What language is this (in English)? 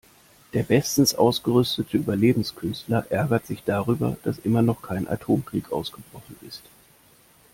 German